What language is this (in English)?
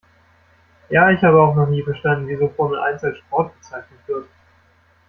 German